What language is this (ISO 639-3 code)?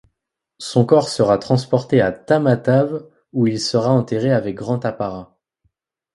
fra